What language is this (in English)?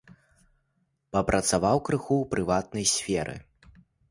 Belarusian